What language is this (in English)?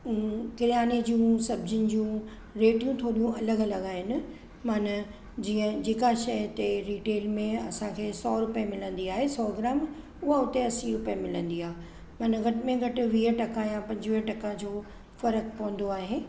Sindhi